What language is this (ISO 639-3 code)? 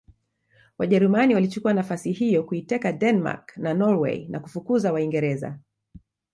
swa